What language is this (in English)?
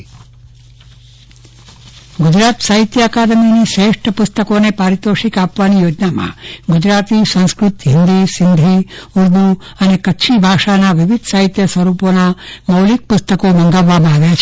Gujarati